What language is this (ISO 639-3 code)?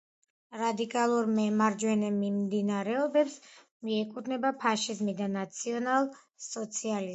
kat